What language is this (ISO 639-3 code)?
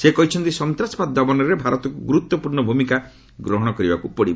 ori